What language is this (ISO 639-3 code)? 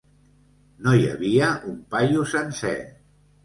cat